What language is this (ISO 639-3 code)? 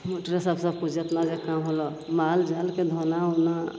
mai